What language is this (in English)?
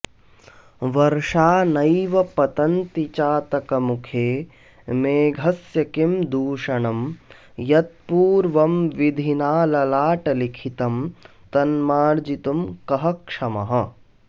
Sanskrit